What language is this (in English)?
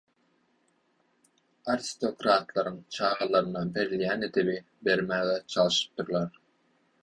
Turkmen